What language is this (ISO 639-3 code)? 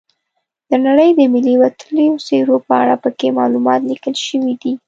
pus